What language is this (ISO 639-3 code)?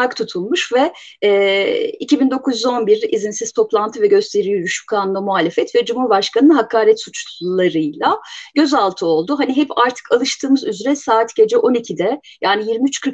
tur